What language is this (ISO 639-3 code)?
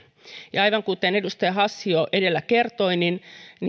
fin